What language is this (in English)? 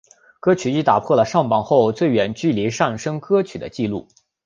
Chinese